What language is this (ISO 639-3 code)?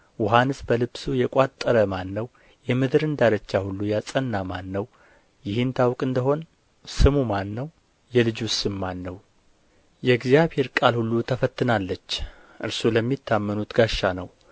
amh